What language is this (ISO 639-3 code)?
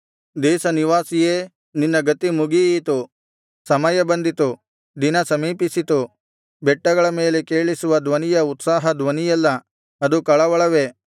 kan